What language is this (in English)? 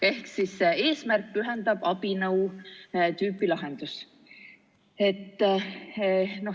Estonian